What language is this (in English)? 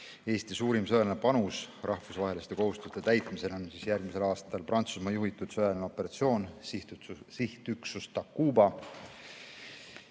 Estonian